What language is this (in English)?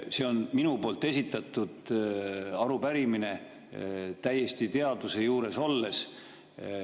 Estonian